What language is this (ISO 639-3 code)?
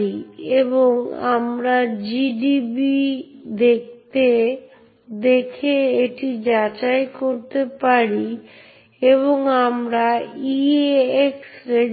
ben